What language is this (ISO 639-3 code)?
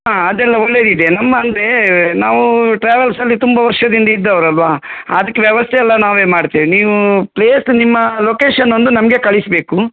kan